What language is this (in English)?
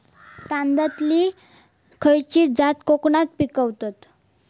Marathi